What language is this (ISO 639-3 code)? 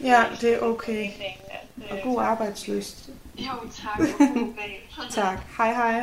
dan